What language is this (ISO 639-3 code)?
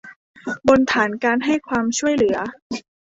tha